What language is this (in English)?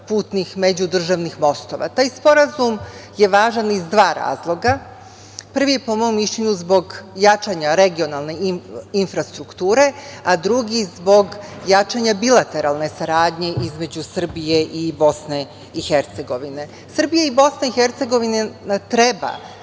Serbian